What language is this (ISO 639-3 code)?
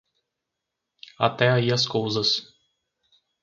por